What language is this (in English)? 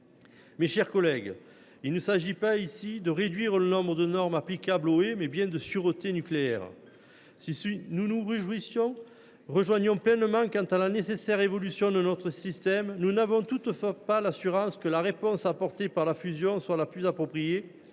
French